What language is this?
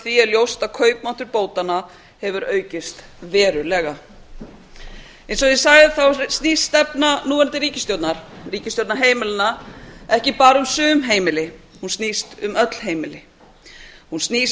Icelandic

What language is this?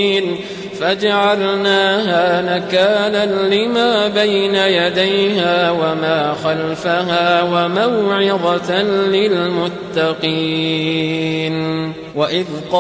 Arabic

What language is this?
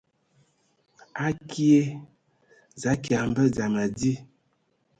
Ewondo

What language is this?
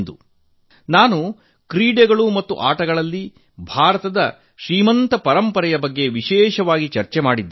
Kannada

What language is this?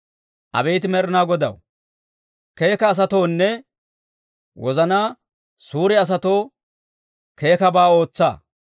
Dawro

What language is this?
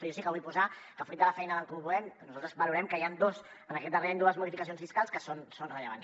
Catalan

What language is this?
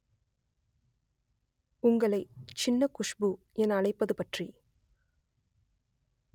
Tamil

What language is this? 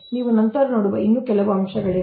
Kannada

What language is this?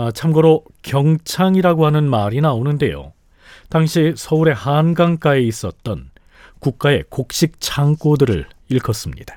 Korean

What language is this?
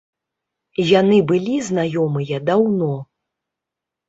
Belarusian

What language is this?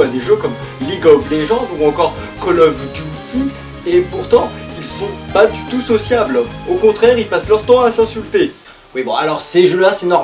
French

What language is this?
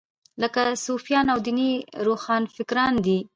Pashto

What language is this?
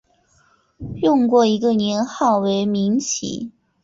Chinese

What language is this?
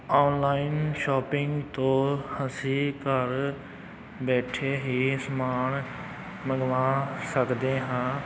Punjabi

